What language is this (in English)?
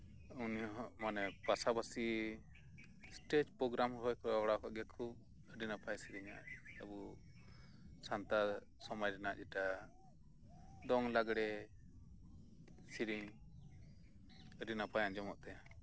Santali